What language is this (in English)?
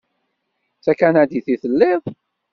Kabyle